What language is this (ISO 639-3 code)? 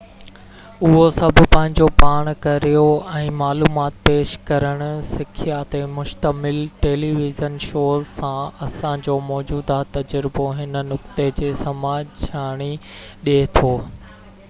snd